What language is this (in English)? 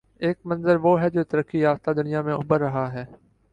Urdu